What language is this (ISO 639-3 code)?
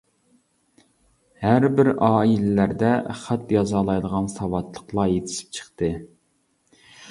uig